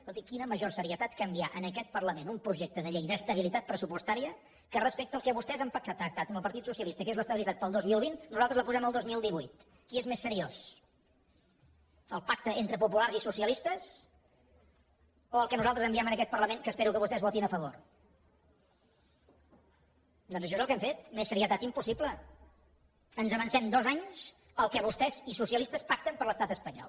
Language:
Catalan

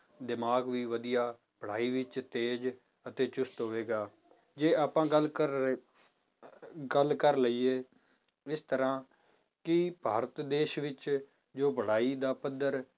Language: Punjabi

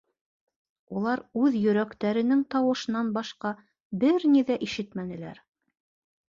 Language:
Bashkir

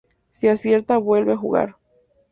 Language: Spanish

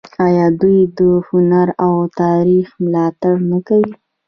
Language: Pashto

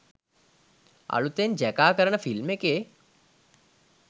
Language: Sinhala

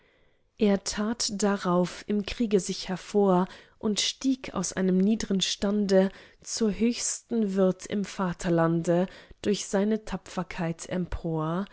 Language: German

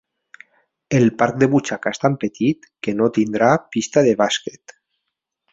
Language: Catalan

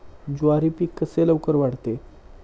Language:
Marathi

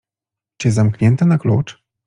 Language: Polish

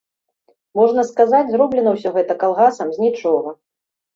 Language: Belarusian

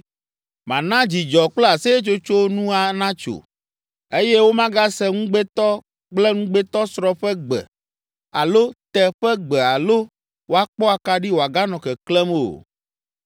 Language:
Ewe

